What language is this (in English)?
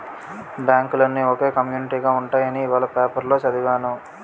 Telugu